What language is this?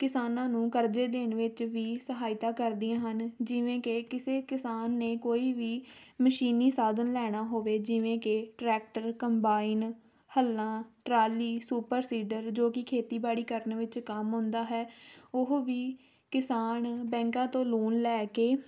Punjabi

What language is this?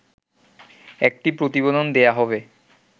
Bangla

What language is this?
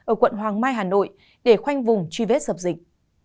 Vietnamese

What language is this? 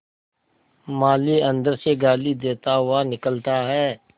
Hindi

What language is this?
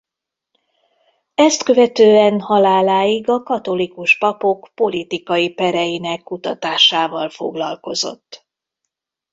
Hungarian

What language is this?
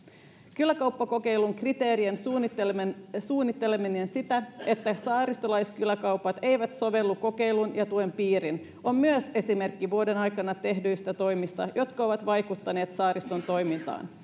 Finnish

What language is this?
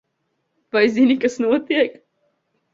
Latvian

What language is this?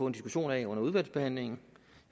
Danish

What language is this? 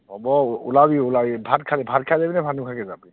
Assamese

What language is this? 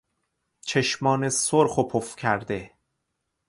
Persian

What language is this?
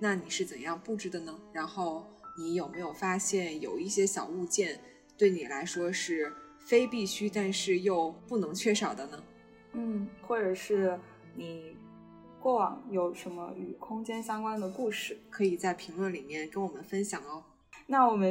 Chinese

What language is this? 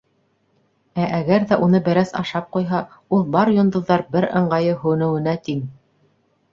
Bashkir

